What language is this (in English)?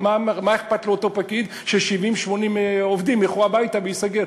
Hebrew